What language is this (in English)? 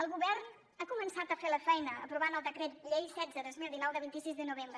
Catalan